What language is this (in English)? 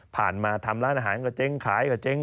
Thai